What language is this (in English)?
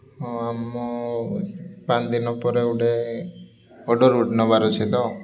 Odia